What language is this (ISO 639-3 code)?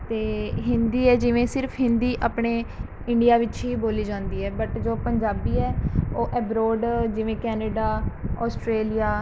pan